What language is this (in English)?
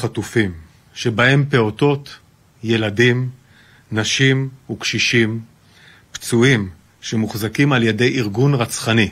Hebrew